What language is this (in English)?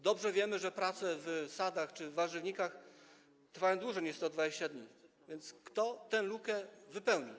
Polish